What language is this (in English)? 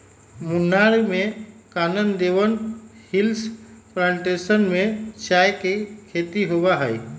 Magahi